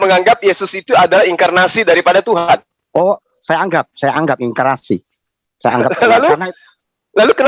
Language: Indonesian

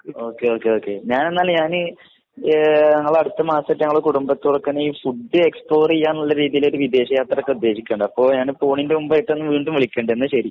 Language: Malayalam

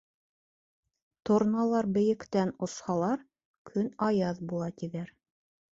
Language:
Bashkir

